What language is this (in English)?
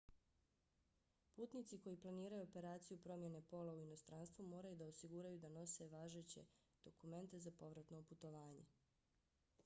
Bosnian